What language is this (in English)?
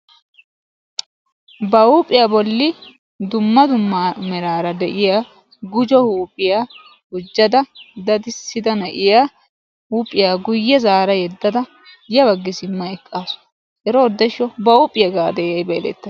Wolaytta